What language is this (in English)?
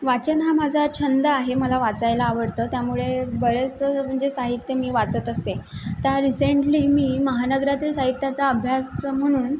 Marathi